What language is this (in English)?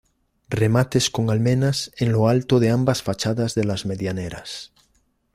Spanish